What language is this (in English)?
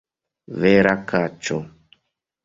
Esperanto